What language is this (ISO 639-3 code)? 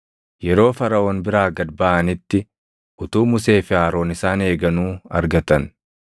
orm